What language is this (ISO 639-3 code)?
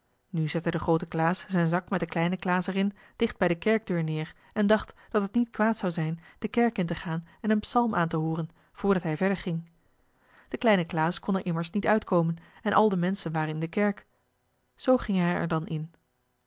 nld